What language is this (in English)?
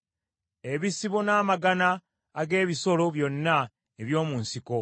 Ganda